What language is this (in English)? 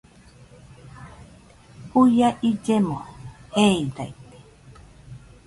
Nüpode Huitoto